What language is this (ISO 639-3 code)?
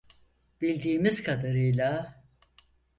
tur